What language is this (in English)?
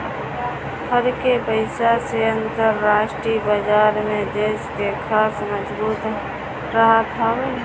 Bhojpuri